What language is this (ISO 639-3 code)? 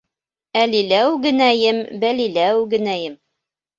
bak